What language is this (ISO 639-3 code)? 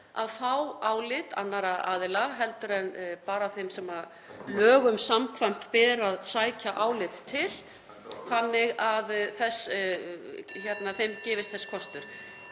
isl